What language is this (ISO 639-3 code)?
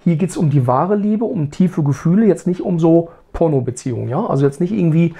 deu